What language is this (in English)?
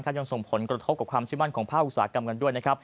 Thai